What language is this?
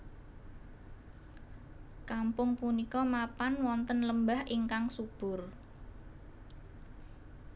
Javanese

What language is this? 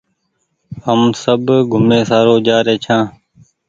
Goaria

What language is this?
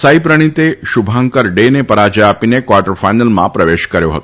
Gujarati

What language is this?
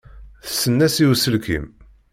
Kabyle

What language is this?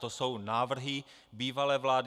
Czech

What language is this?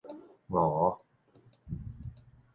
Min Nan Chinese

